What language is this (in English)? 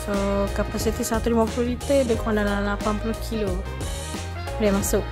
Malay